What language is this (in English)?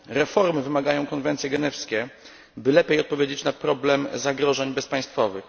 Polish